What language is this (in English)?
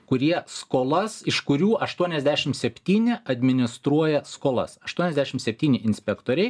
Lithuanian